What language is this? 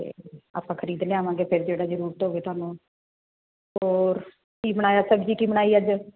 Punjabi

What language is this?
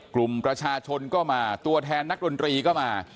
Thai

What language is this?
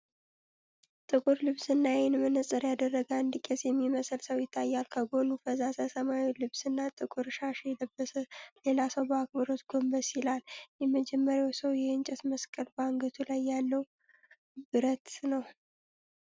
Amharic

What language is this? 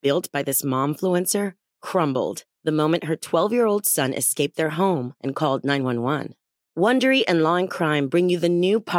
Swedish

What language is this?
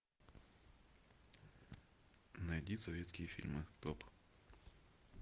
Russian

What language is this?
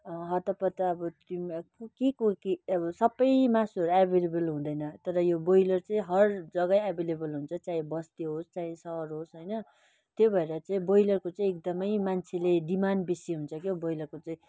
Nepali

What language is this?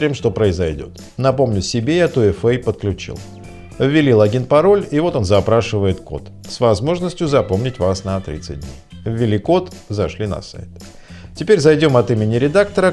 Russian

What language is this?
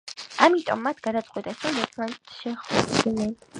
Georgian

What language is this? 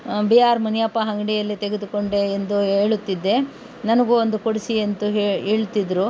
Kannada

